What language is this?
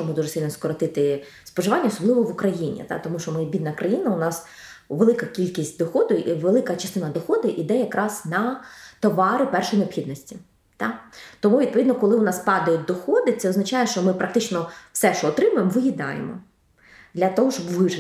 Ukrainian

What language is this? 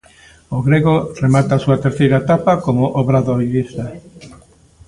Galician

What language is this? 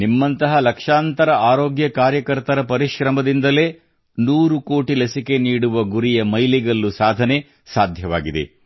Kannada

